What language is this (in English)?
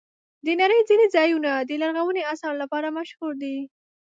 Pashto